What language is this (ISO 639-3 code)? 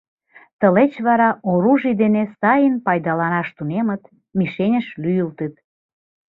chm